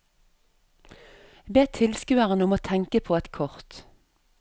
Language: Norwegian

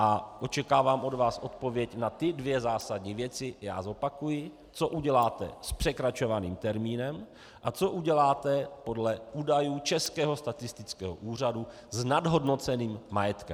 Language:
Czech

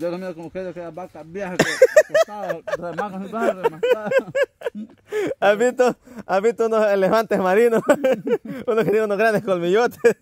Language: Spanish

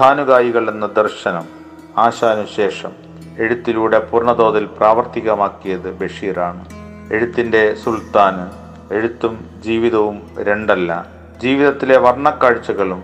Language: Malayalam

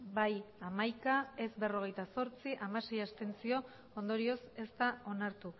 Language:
Basque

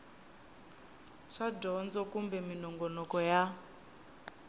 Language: Tsonga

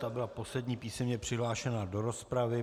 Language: Czech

